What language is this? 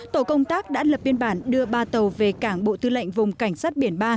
Vietnamese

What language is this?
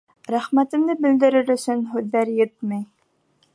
Bashkir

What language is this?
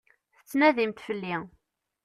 Kabyle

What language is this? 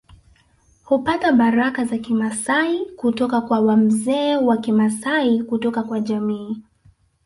Swahili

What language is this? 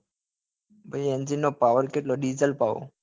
Gujarati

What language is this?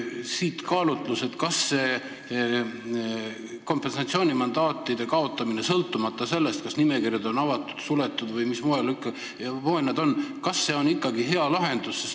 Estonian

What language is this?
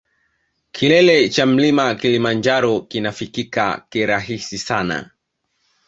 Swahili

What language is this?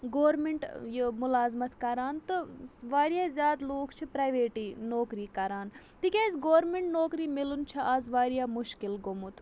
Kashmiri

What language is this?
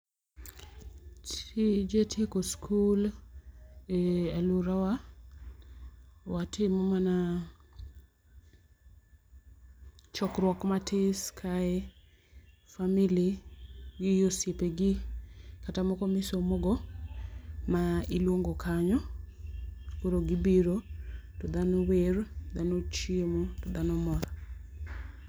Luo (Kenya and Tanzania)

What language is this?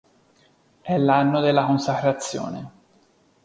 Italian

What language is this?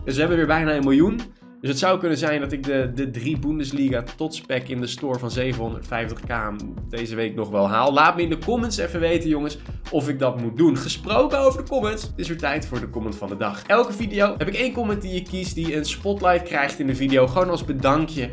Dutch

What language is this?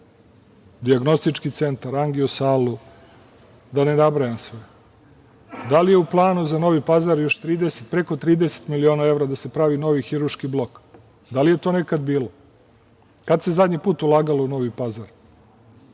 Serbian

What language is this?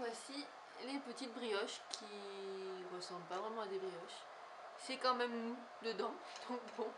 French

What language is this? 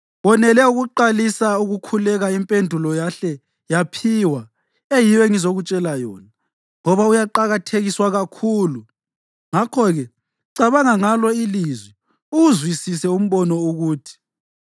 North Ndebele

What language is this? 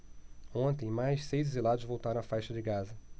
Portuguese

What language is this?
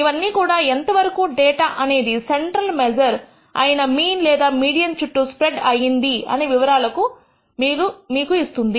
Telugu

